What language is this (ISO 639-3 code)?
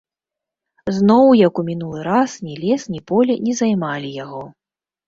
bel